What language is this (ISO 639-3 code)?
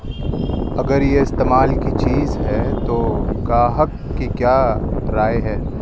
urd